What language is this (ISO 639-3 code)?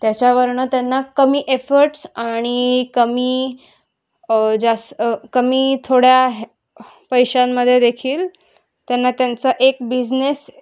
mar